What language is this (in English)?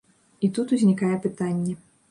Belarusian